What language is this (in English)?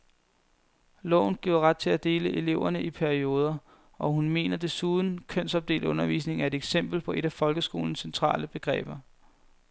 Danish